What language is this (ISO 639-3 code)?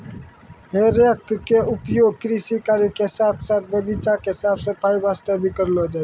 mai